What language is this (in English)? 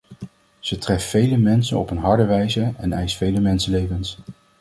Dutch